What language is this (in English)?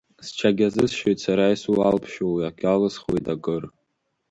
Abkhazian